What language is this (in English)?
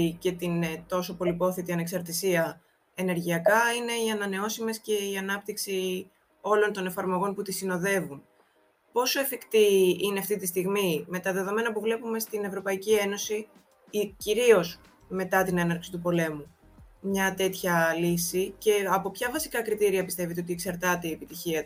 Greek